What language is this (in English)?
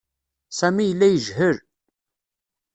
Kabyle